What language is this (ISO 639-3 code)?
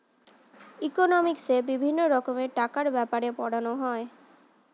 ben